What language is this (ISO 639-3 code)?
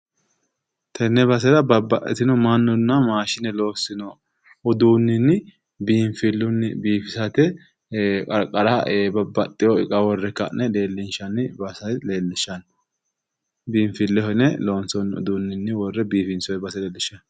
sid